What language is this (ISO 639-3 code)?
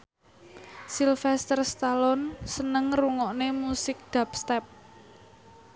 jav